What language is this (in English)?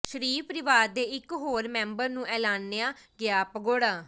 Punjabi